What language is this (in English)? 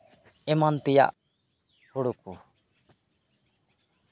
Santali